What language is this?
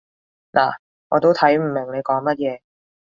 Cantonese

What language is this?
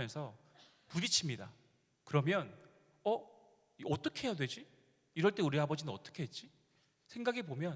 Korean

